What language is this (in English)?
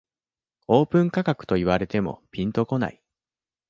Japanese